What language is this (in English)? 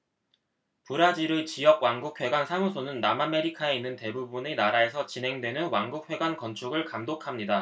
Korean